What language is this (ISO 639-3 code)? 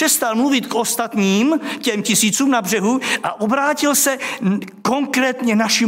ces